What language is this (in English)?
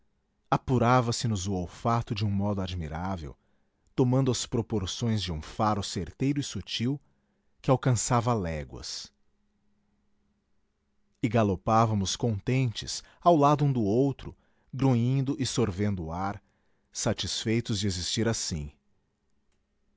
Portuguese